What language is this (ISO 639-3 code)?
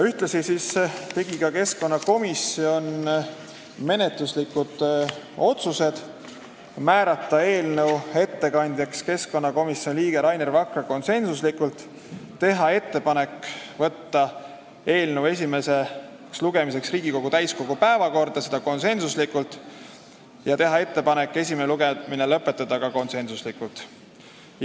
est